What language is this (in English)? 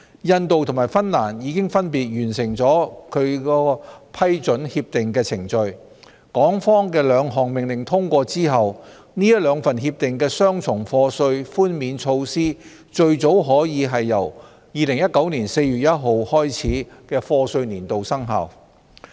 Cantonese